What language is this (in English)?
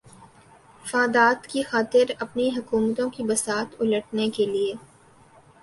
Urdu